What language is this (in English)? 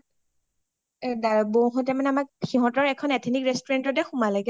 Assamese